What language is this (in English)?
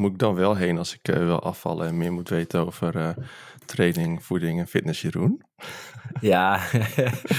Dutch